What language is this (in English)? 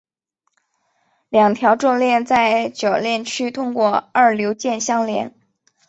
Chinese